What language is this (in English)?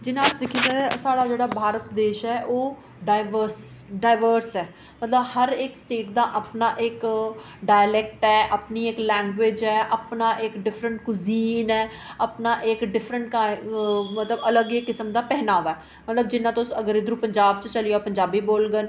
Dogri